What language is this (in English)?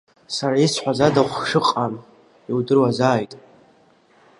Abkhazian